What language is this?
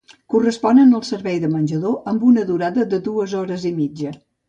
Catalan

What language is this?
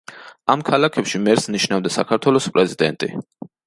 Georgian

